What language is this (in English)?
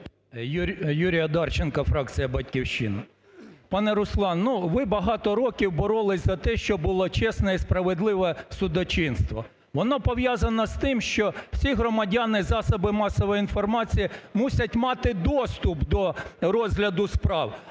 Ukrainian